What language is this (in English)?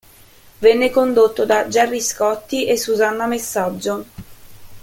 Italian